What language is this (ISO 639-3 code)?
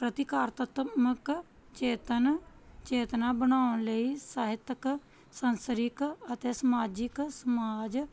pan